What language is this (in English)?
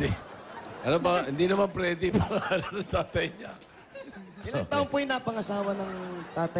Filipino